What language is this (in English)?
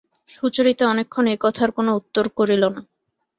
Bangla